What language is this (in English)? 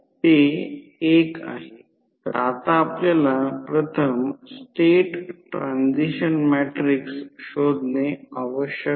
Marathi